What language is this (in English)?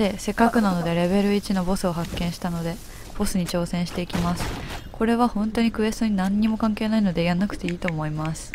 Japanese